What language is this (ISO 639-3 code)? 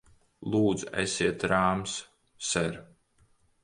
lav